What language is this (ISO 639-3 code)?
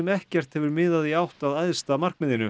isl